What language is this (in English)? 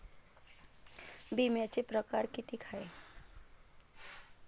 Marathi